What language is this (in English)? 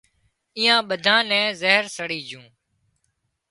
Wadiyara Koli